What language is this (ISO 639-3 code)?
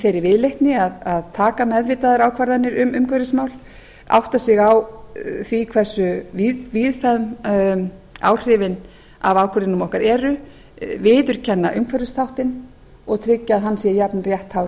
isl